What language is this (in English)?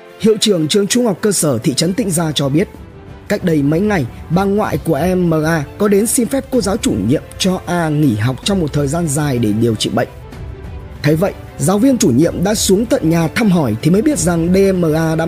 Vietnamese